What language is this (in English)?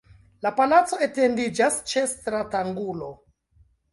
Esperanto